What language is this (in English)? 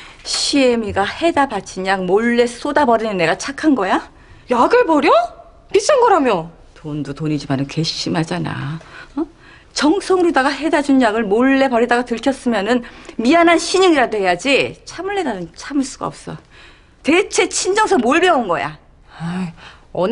Korean